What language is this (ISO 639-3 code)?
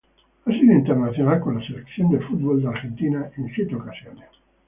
spa